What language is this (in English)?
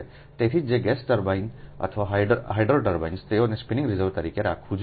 Gujarati